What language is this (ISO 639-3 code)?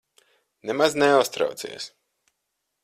lav